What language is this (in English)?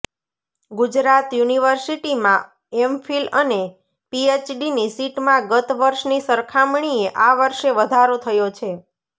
Gujarati